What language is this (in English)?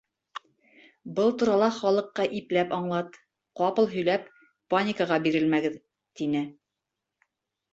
Bashkir